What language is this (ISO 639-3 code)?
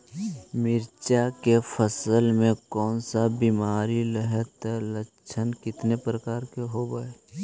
mag